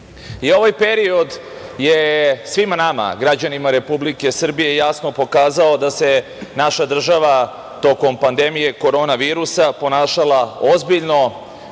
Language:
Serbian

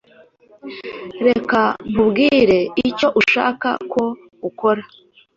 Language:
Kinyarwanda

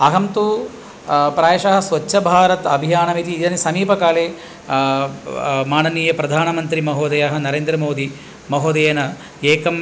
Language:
Sanskrit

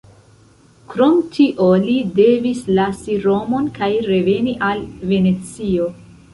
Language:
Esperanto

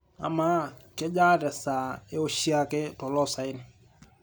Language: Masai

